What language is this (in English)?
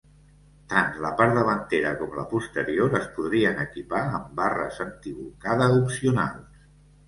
Catalan